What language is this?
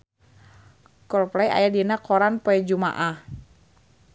Sundanese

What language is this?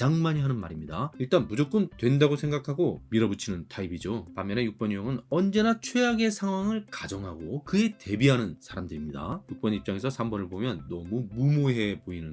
Korean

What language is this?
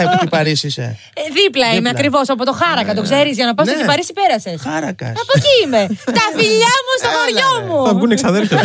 Greek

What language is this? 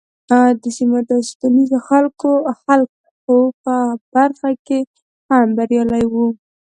Pashto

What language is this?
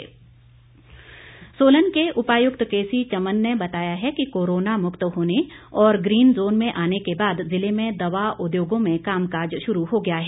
Hindi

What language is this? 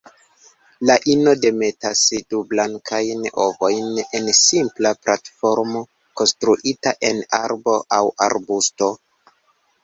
Esperanto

